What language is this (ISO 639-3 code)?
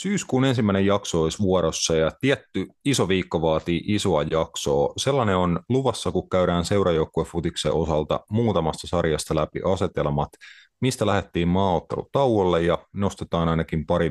fin